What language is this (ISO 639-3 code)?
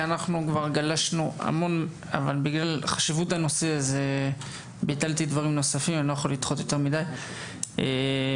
heb